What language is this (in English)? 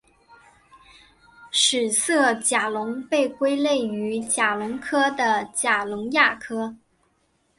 Chinese